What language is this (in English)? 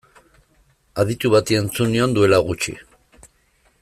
Basque